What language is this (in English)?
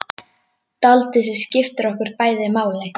Icelandic